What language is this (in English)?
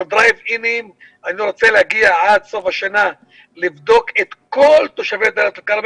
Hebrew